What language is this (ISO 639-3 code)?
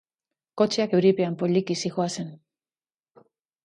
eus